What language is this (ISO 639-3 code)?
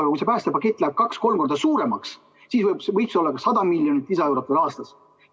est